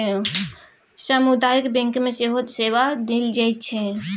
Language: Maithili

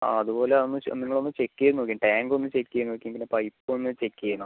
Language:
Malayalam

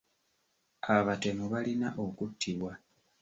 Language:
Ganda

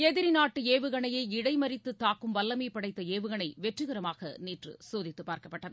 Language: Tamil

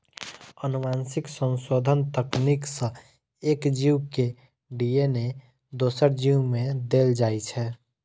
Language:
Maithili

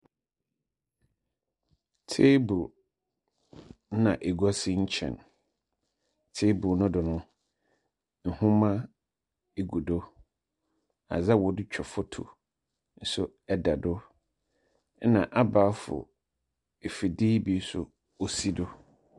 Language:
Akan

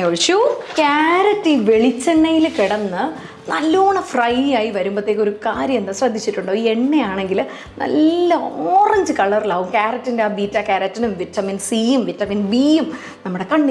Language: Malayalam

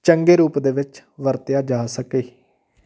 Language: Punjabi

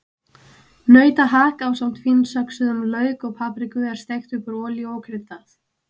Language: Icelandic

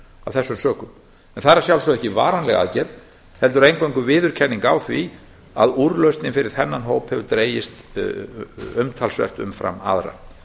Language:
Icelandic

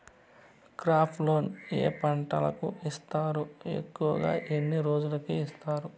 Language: Telugu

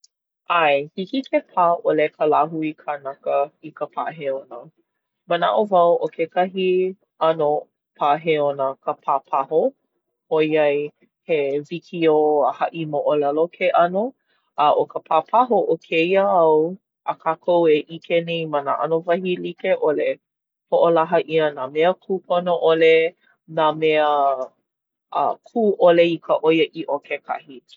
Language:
Hawaiian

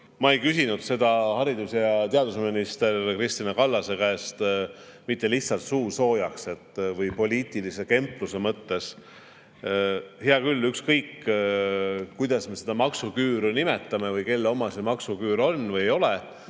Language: Estonian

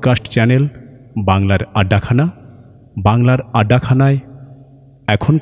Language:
Bangla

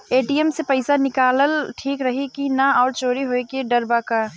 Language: Bhojpuri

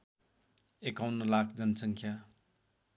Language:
Nepali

